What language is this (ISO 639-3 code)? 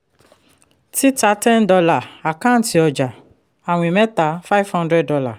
yor